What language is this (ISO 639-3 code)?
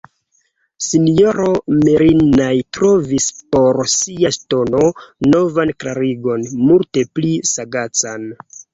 epo